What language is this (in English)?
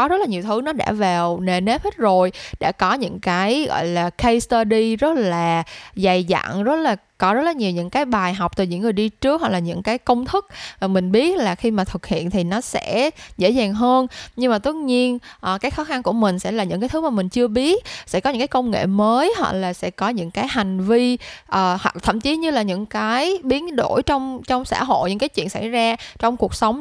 Vietnamese